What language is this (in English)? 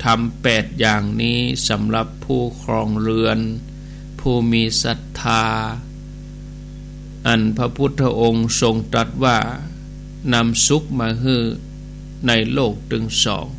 Thai